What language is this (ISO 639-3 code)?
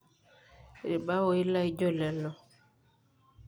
mas